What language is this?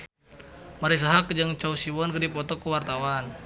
Sundanese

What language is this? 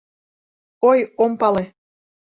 Mari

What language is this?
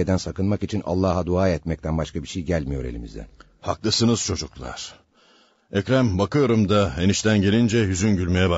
Turkish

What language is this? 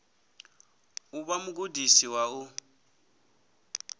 Venda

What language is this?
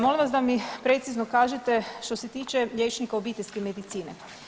Croatian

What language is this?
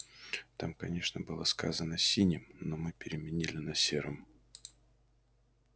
Russian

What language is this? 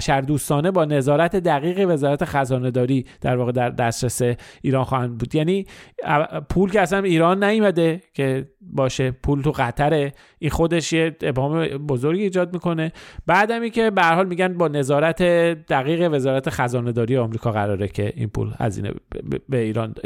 Persian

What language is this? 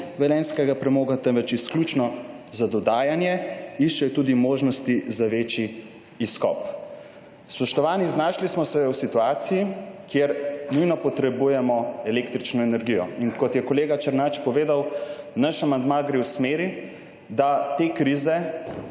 Slovenian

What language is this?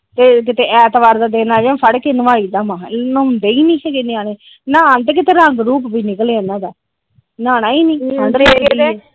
Punjabi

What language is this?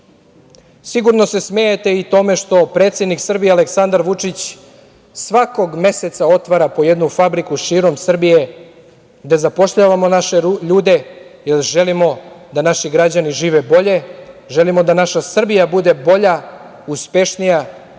Serbian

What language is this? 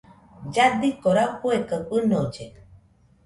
Nüpode Huitoto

